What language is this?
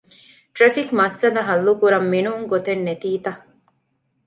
Divehi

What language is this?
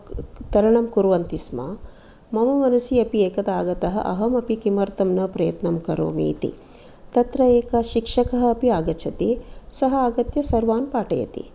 Sanskrit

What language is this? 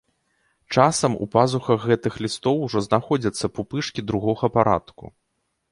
Belarusian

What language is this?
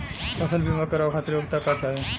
Bhojpuri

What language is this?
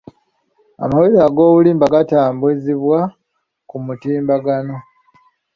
Ganda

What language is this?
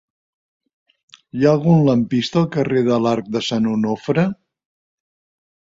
Catalan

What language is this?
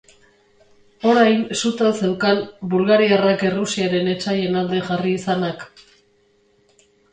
Basque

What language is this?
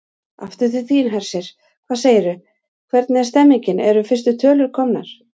Icelandic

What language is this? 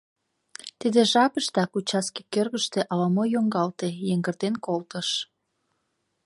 Mari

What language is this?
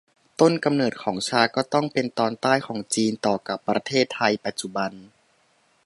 Thai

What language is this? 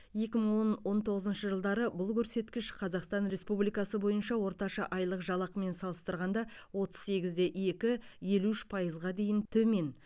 Kazakh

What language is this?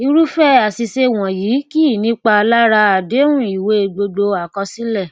Yoruba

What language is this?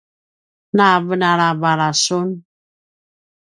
Paiwan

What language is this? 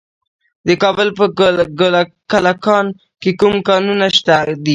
Pashto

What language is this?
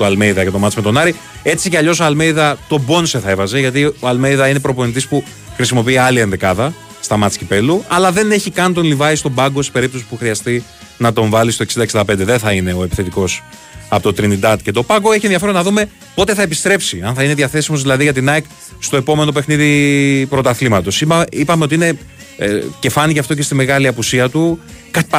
Greek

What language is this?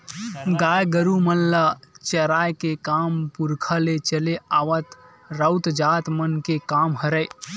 Chhattisgarhi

